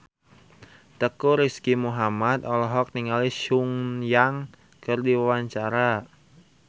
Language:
Sundanese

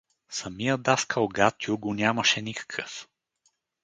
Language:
Bulgarian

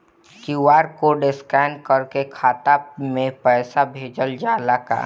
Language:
Bhojpuri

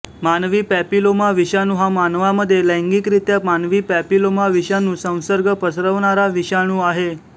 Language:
Marathi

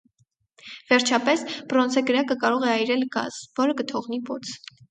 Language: Armenian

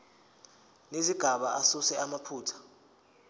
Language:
Zulu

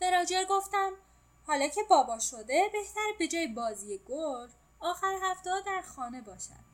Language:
Persian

